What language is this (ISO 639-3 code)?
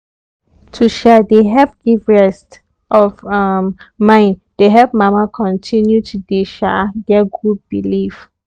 pcm